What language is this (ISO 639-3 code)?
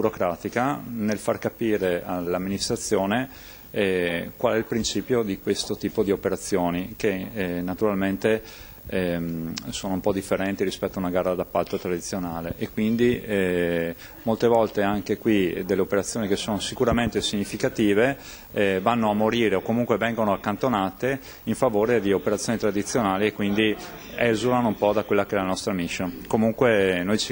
ita